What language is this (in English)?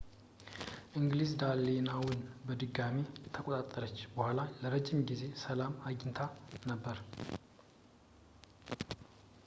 Amharic